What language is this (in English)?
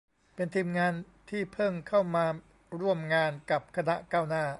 Thai